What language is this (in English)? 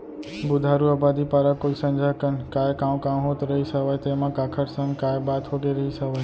Chhattisgarhi